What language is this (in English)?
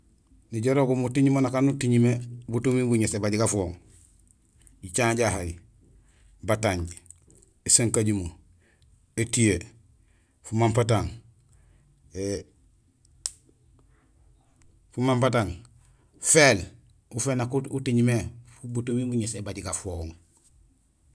Gusilay